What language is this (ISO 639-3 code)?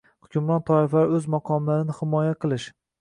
uzb